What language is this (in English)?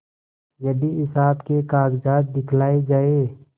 Hindi